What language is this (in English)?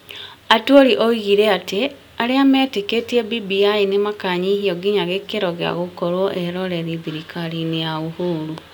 Kikuyu